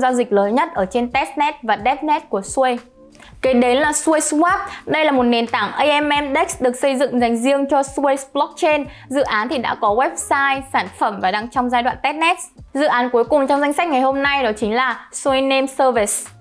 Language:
Vietnamese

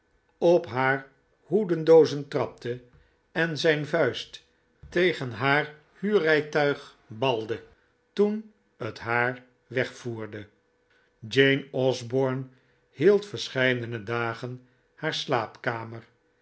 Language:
Dutch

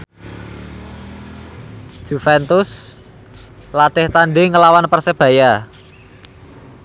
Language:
Javanese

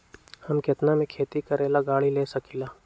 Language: Magahi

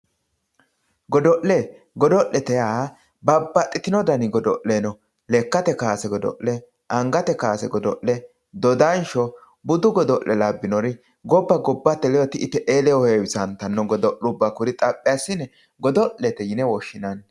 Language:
Sidamo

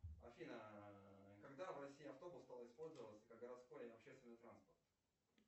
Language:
Russian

